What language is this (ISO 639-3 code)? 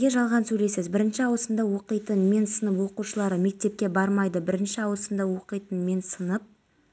kaz